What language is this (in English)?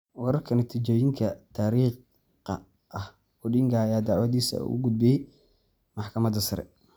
Somali